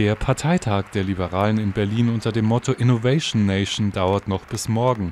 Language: German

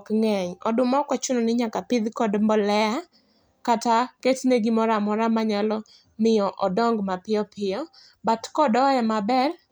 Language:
Luo (Kenya and Tanzania)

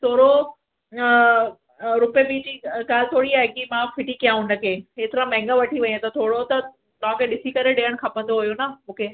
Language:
Sindhi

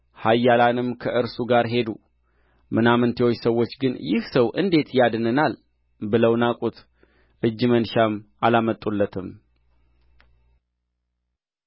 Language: Amharic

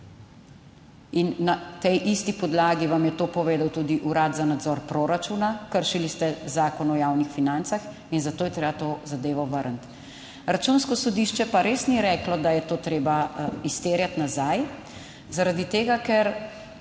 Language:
Slovenian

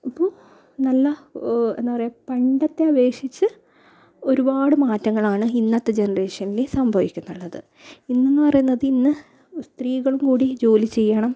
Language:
Malayalam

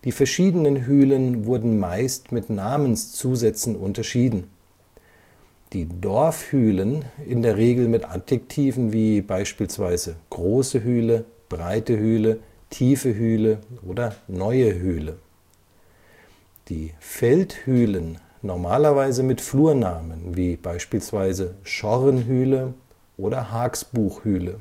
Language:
German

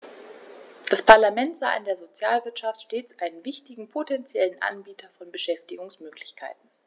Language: German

